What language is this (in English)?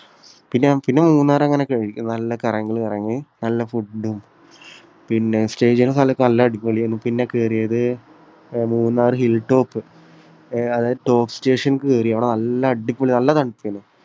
Malayalam